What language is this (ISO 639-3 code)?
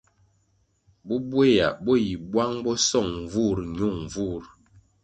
nmg